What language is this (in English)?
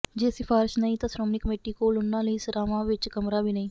Punjabi